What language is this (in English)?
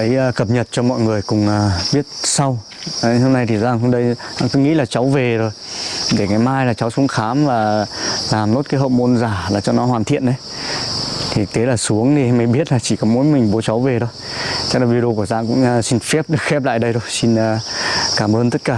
Vietnamese